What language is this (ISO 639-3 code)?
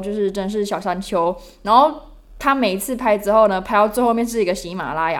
zho